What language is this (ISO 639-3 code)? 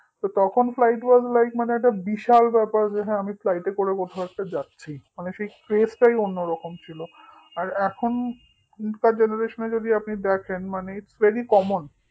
ben